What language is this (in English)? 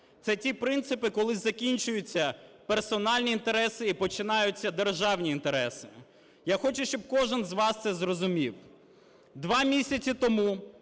Ukrainian